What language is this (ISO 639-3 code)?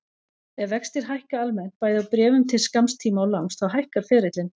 isl